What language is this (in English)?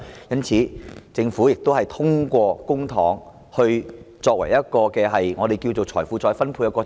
Cantonese